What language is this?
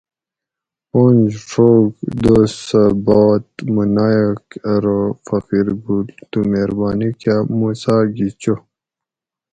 Gawri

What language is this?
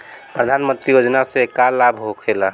Bhojpuri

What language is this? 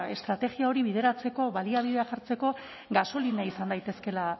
Basque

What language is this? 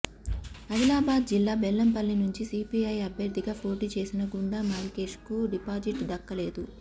Telugu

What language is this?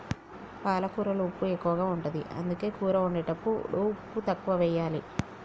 Telugu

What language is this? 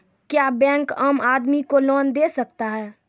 Maithili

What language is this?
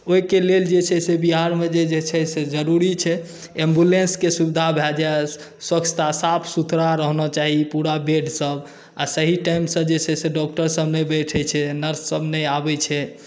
Maithili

